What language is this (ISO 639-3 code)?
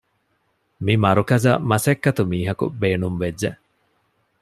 div